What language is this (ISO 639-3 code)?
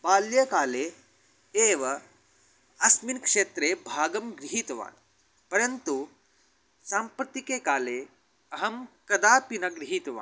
san